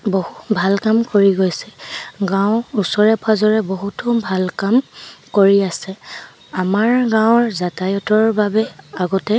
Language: Assamese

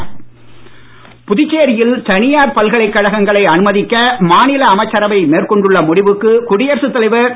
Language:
Tamil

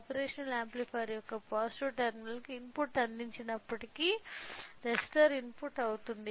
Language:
Telugu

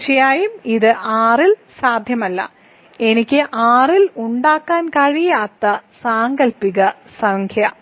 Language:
Malayalam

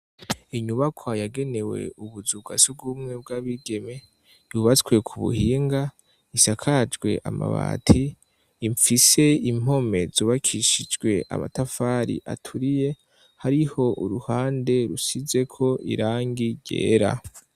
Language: Rundi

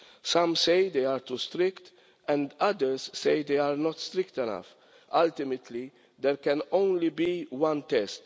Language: English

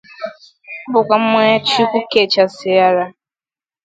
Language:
Igbo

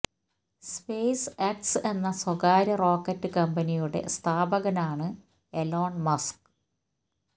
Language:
Malayalam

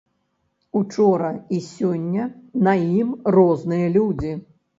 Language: Belarusian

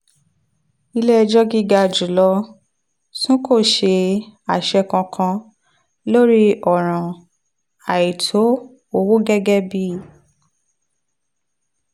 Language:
Yoruba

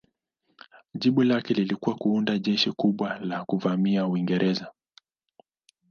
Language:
Swahili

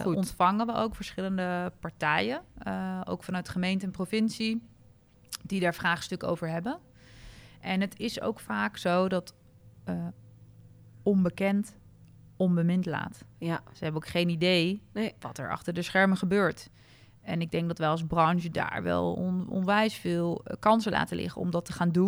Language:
Dutch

